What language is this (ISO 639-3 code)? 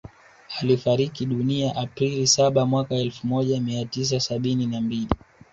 swa